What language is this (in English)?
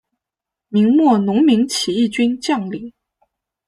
Chinese